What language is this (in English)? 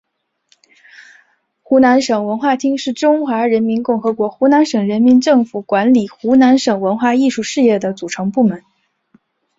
Chinese